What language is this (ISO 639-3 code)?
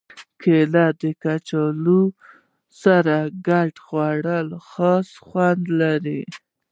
pus